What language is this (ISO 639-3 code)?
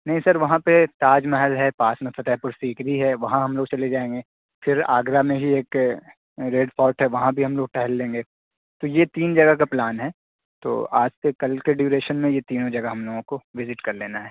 urd